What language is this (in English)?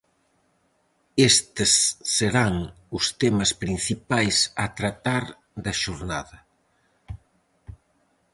Galician